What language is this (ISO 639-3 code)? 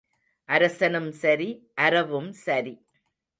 tam